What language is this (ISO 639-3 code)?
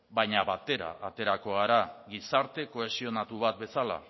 eus